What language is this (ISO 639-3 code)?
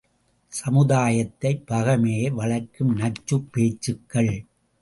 tam